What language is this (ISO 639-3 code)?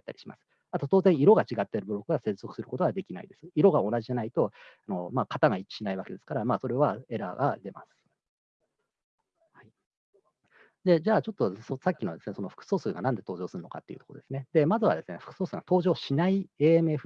jpn